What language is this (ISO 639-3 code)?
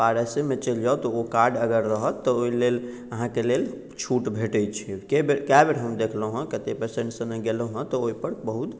mai